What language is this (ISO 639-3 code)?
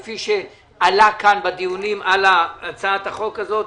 heb